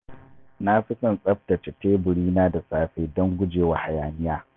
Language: Hausa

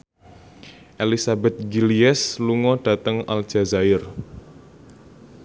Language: Javanese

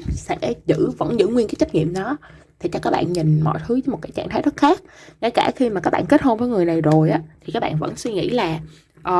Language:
Vietnamese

